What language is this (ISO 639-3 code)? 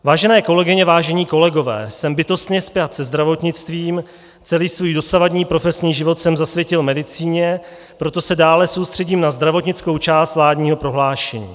ces